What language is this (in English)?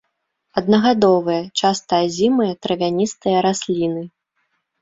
Belarusian